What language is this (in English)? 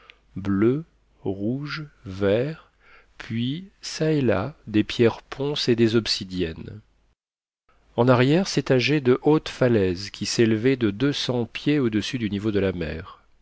French